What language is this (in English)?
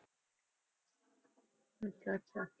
Punjabi